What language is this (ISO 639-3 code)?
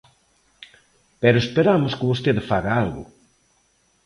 glg